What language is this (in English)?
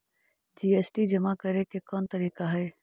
Magahi